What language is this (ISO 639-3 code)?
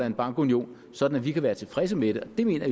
dan